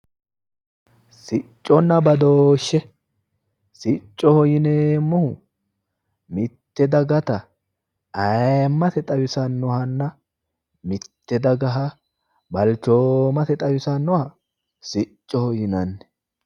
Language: Sidamo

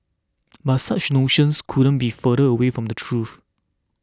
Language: English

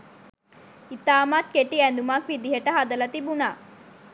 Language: Sinhala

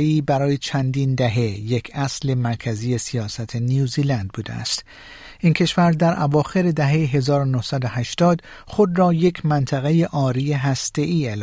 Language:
Persian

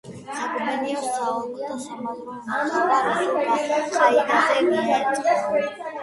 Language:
Georgian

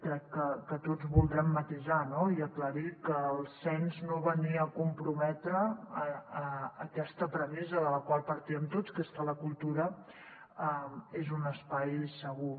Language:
Catalan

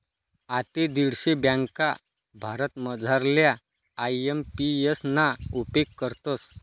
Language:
Marathi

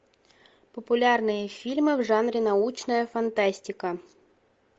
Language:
Russian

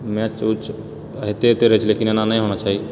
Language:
Maithili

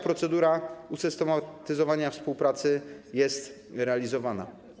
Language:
Polish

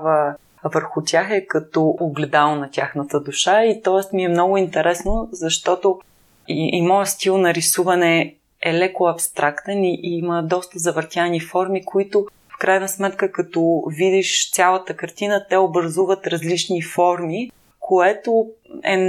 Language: Bulgarian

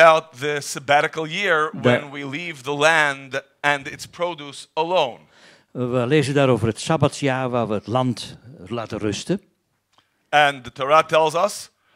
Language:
Dutch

